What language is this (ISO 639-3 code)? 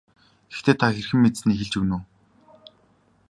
mon